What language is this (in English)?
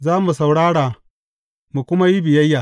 Hausa